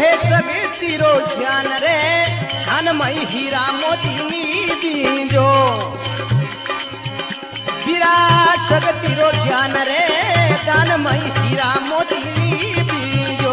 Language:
Hindi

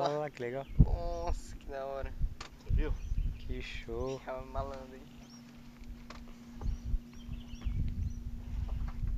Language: Portuguese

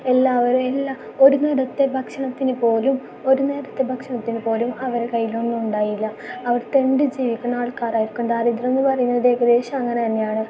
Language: Malayalam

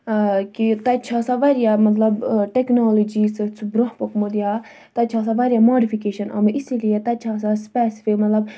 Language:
Kashmiri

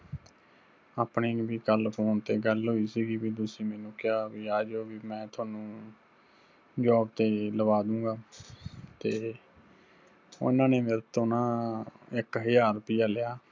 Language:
Punjabi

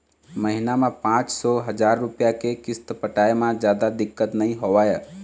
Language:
Chhattisgarhi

